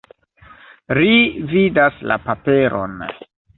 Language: Esperanto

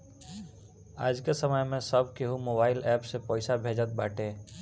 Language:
Bhojpuri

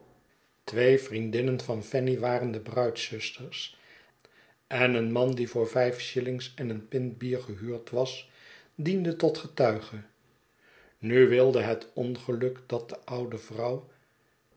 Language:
Dutch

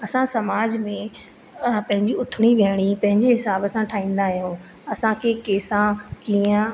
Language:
Sindhi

